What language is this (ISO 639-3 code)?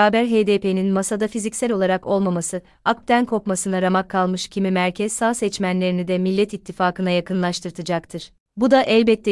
tur